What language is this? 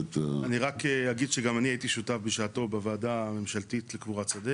Hebrew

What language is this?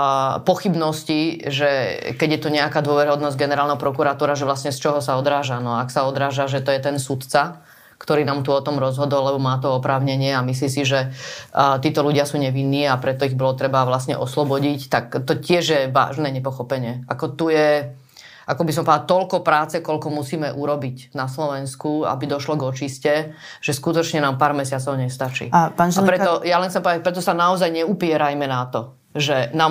Slovak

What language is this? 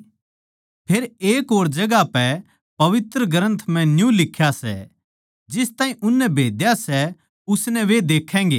Haryanvi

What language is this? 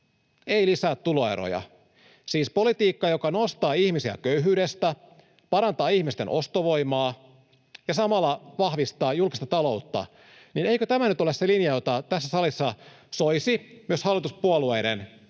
Finnish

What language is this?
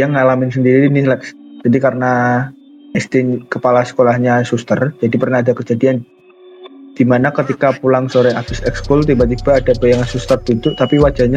Indonesian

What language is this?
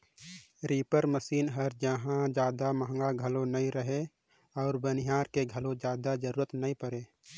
Chhattisgarhi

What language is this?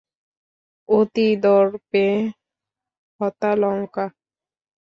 Bangla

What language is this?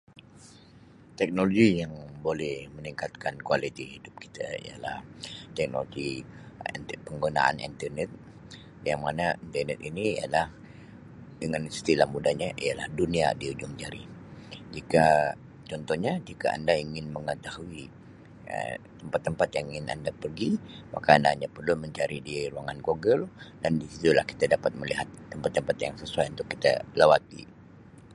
Sabah Malay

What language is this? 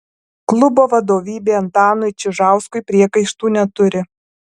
Lithuanian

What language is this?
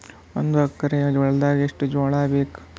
Kannada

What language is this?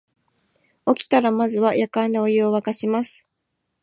Japanese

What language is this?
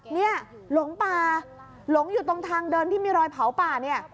Thai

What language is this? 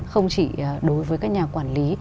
Vietnamese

